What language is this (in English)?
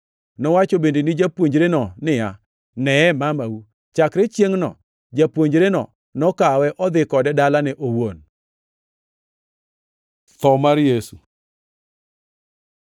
Luo (Kenya and Tanzania)